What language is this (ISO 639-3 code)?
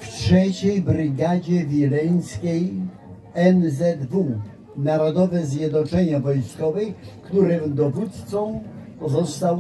pol